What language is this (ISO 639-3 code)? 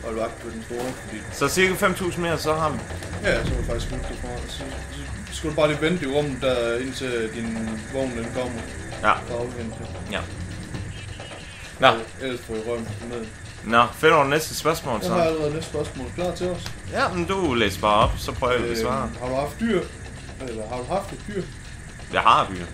dan